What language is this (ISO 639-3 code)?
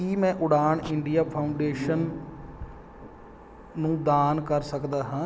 pan